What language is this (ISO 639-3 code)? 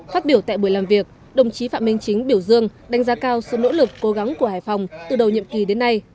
vie